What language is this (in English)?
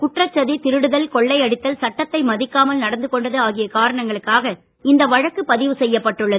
Tamil